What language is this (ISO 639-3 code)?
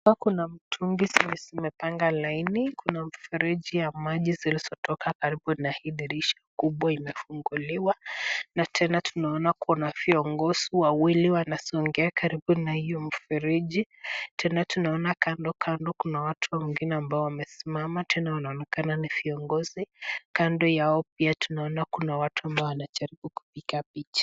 swa